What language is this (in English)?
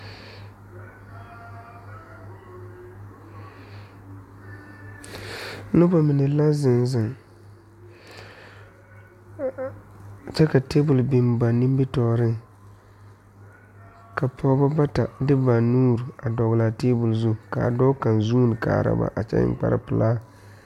Southern Dagaare